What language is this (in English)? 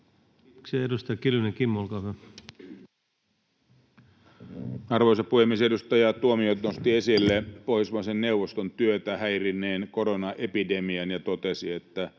Finnish